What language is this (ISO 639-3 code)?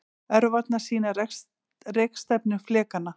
isl